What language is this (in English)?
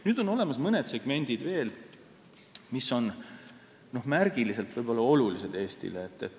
Estonian